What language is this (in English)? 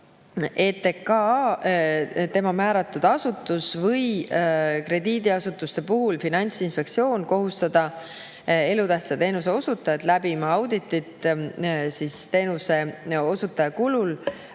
Estonian